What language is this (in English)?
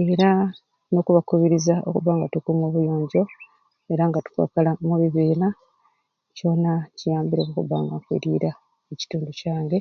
Ruuli